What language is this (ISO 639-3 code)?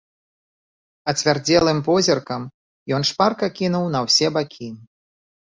bel